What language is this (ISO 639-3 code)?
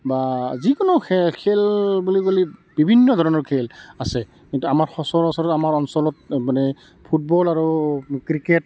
asm